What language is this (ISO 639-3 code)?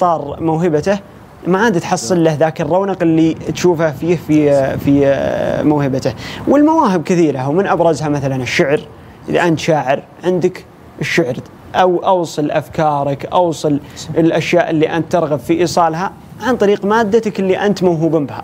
ara